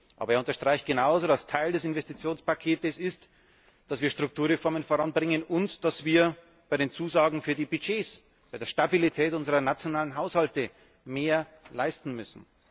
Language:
German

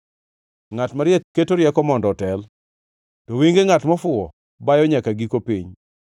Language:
Luo (Kenya and Tanzania)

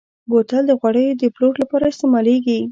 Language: Pashto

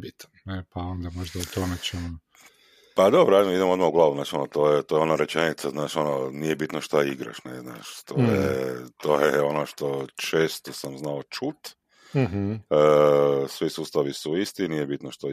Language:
Croatian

